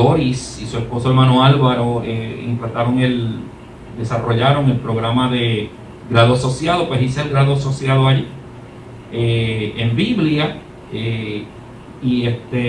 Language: Spanish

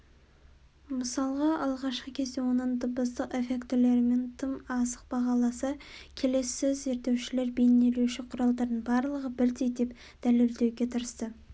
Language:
Kazakh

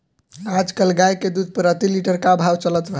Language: Bhojpuri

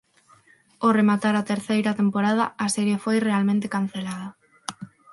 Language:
Galician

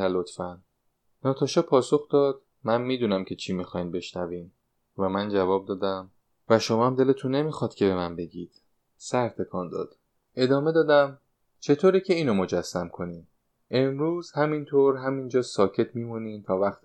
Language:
Persian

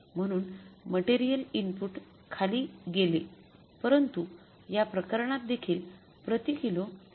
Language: Marathi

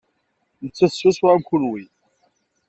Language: Kabyle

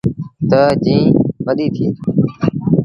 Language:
Sindhi Bhil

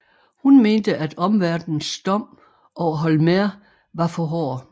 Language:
Danish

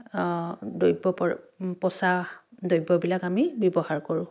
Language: Assamese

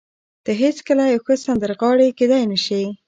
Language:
Pashto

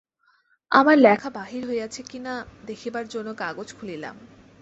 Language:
Bangla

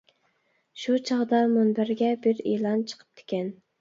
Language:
Uyghur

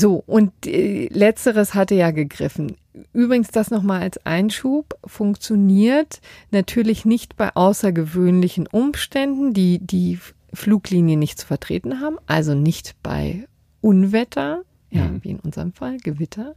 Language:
German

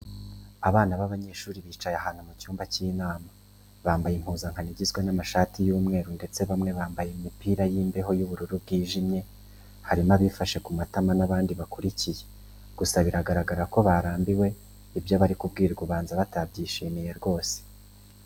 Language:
Kinyarwanda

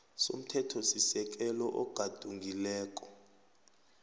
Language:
South Ndebele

